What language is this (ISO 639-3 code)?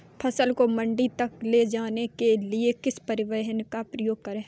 hin